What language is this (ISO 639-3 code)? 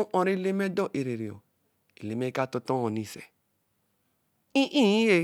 elm